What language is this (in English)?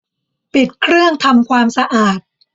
Thai